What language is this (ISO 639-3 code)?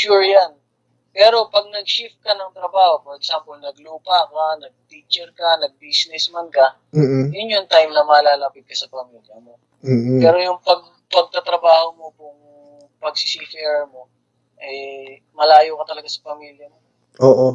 fil